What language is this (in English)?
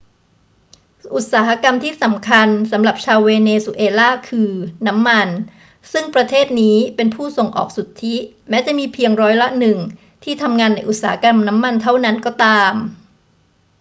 Thai